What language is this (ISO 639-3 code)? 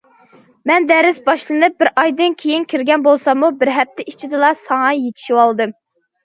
uig